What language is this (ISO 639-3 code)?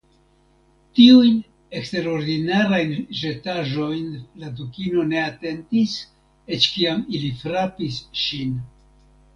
epo